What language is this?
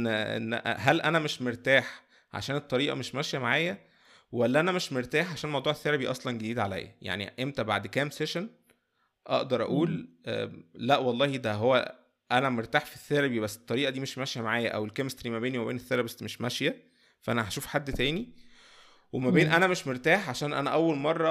Arabic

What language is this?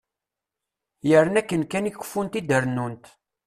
Kabyle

